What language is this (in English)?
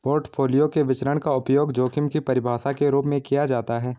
Hindi